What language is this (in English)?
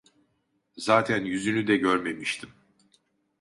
Turkish